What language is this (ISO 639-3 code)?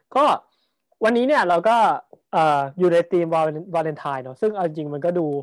tha